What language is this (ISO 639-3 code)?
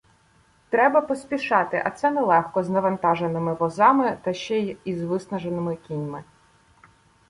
ukr